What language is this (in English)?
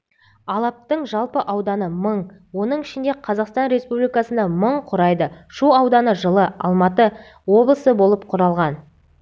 Kazakh